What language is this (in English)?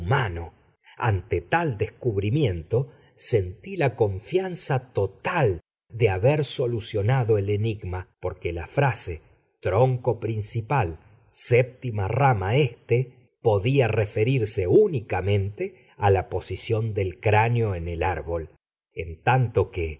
Spanish